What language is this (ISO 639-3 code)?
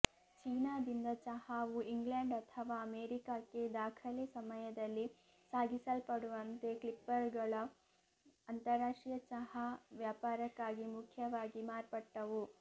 kan